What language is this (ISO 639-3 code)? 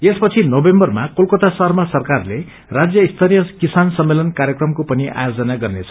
nep